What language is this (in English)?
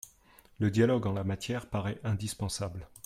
French